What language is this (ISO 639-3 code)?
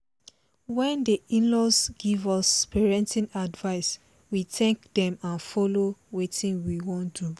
pcm